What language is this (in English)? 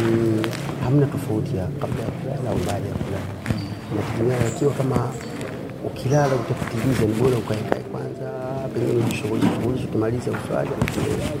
Swahili